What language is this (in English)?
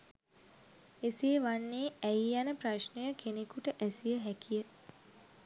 Sinhala